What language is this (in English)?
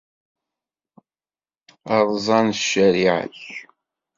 Kabyle